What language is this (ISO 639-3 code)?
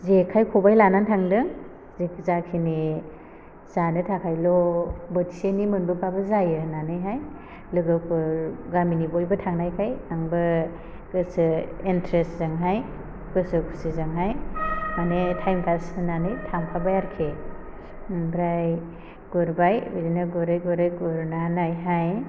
brx